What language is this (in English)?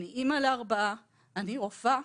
Hebrew